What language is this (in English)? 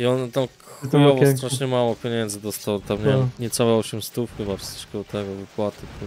Polish